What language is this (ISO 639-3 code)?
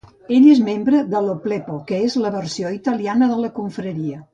cat